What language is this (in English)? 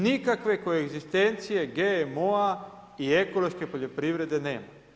Croatian